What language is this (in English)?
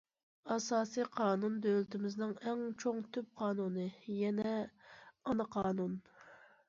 Uyghur